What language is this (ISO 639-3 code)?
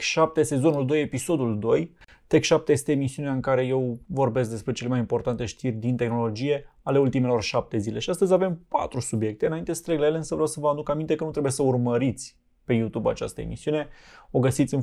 ron